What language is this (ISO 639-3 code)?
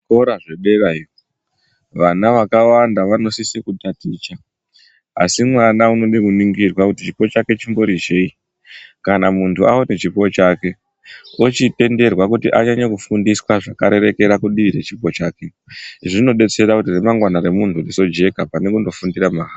ndc